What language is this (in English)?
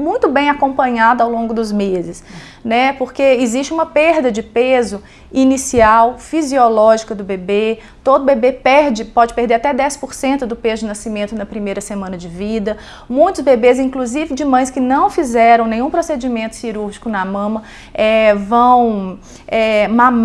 Portuguese